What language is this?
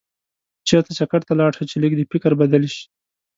Pashto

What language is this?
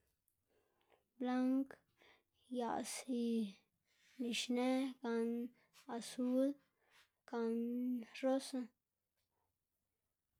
Xanaguía Zapotec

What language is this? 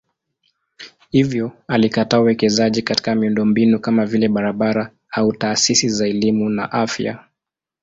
Swahili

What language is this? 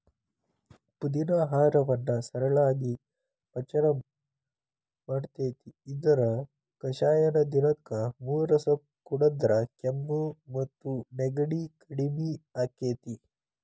Kannada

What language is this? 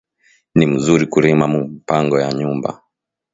Swahili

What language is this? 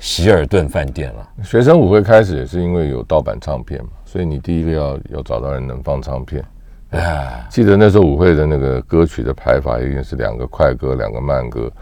Chinese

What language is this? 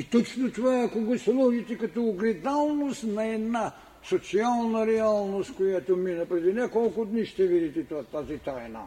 Bulgarian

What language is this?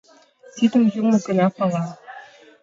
Mari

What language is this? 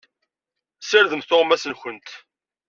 Kabyle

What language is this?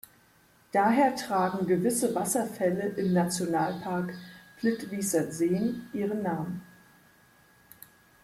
German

